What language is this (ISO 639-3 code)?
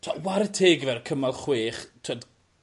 cym